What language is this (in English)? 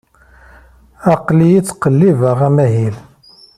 Kabyle